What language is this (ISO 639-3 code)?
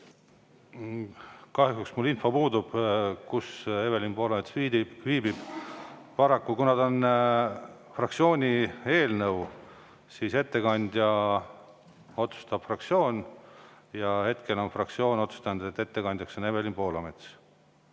est